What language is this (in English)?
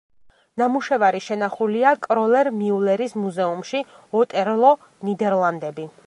Georgian